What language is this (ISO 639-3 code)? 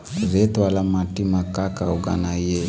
hne